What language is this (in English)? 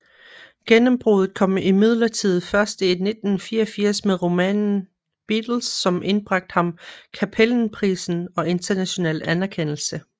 Danish